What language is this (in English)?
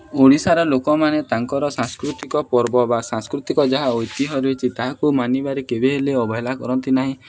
Odia